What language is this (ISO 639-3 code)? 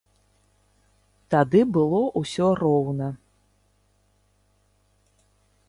bel